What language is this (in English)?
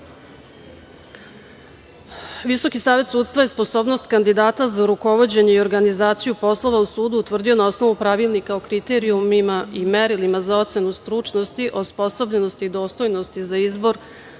Serbian